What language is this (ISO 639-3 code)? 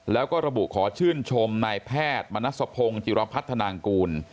tha